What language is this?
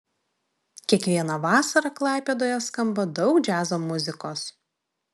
Lithuanian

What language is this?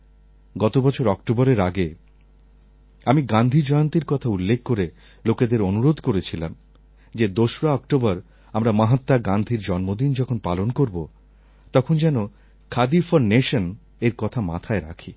Bangla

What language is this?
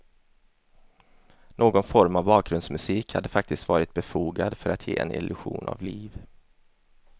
Swedish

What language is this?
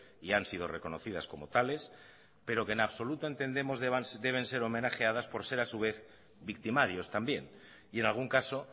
Spanish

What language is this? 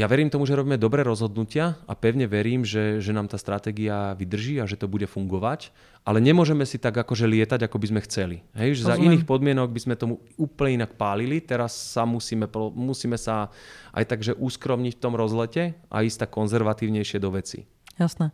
Slovak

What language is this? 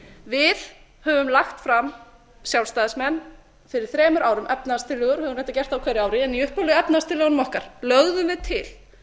Icelandic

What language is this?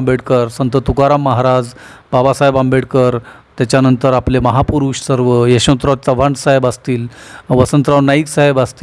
Marathi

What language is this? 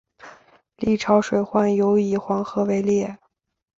Chinese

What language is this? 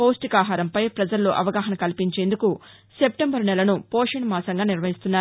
Telugu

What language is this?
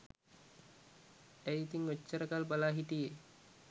Sinhala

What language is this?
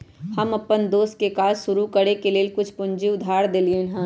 Magahi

